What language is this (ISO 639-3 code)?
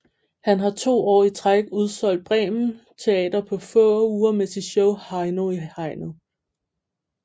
dan